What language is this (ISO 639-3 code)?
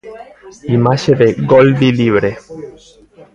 glg